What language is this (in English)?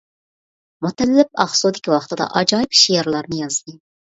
Uyghur